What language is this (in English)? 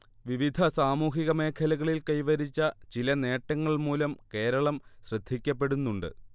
Malayalam